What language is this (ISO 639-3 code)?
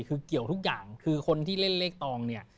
tha